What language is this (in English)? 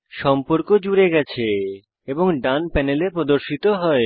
Bangla